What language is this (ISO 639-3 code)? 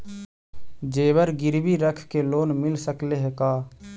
mag